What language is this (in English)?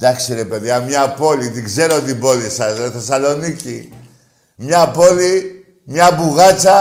Greek